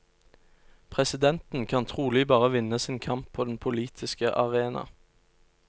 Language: Norwegian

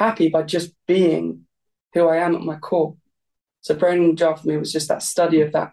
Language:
English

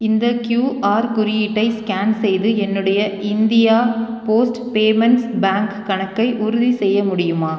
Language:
Tamil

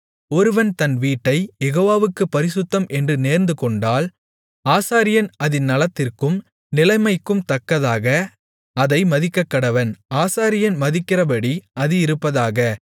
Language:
Tamil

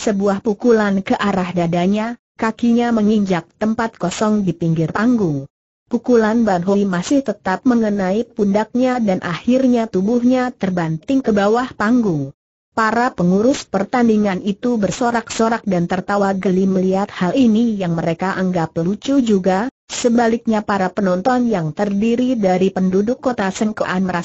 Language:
Indonesian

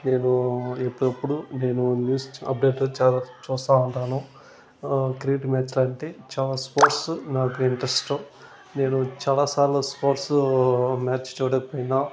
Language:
Telugu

